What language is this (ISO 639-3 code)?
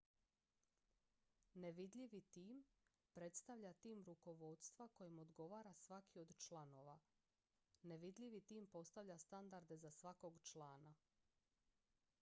hrv